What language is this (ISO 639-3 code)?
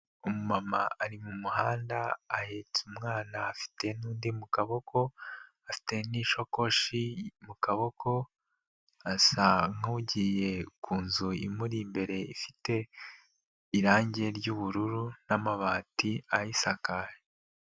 kin